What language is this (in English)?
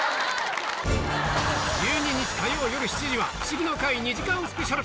Japanese